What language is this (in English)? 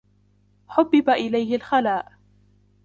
Arabic